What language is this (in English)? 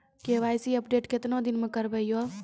Maithili